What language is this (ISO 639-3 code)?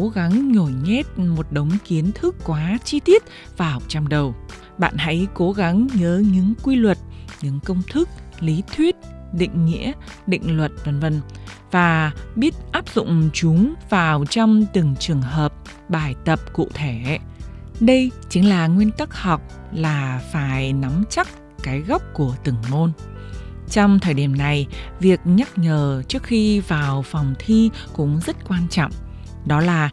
vie